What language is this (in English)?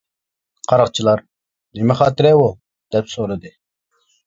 Uyghur